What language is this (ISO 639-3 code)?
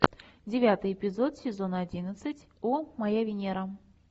rus